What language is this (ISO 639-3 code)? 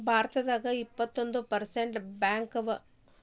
kan